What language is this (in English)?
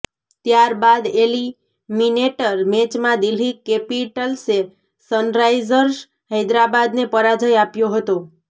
Gujarati